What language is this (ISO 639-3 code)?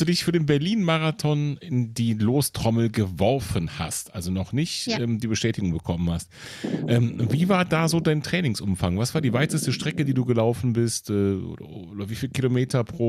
deu